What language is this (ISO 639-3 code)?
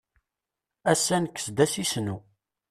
kab